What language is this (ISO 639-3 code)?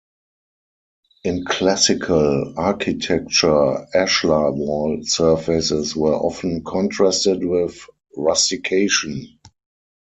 eng